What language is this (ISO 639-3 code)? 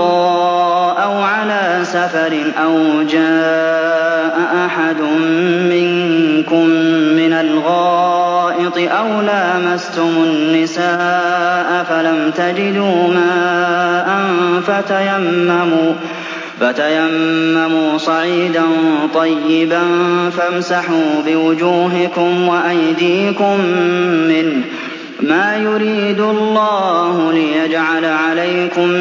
ara